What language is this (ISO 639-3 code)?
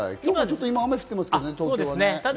jpn